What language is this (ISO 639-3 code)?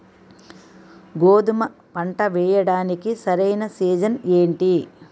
tel